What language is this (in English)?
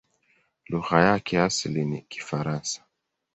Swahili